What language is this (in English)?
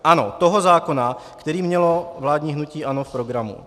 Czech